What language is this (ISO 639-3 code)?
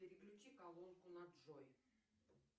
rus